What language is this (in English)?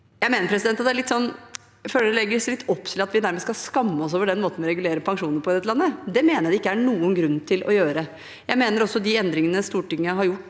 Norwegian